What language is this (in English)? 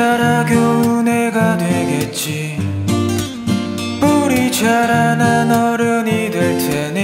Korean